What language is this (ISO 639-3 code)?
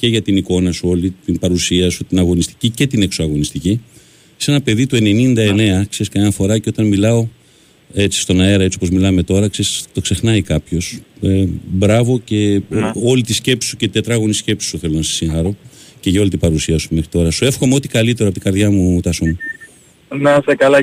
ell